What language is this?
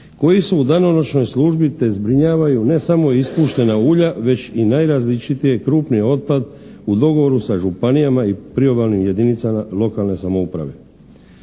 Croatian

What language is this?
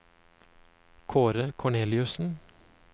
Norwegian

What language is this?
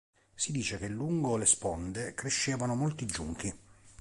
Italian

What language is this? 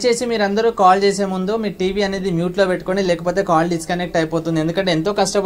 Hindi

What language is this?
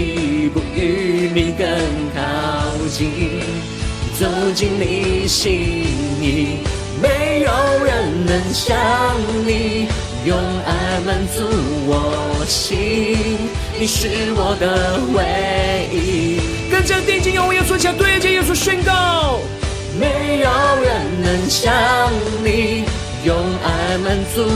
Chinese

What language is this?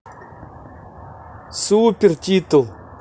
Russian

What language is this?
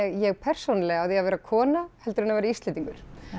Icelandic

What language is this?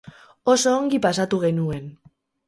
Basque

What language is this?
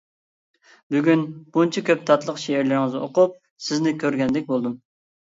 Uyghur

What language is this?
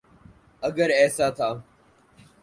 Urdu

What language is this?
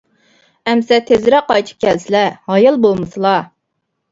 Uyghur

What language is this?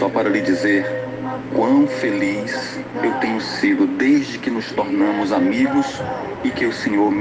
Portuguese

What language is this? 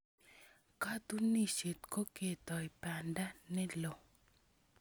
Kalenjin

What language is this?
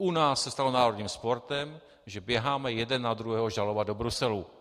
Czech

